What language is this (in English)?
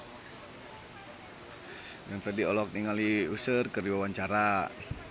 Sundanese